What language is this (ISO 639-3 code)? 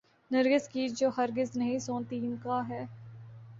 urd